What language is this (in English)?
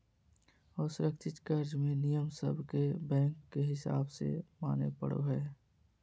Magahi